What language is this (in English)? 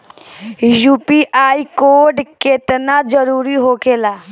Bhojpuri